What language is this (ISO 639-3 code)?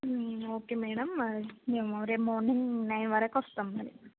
tel